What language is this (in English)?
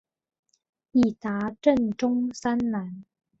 Chinese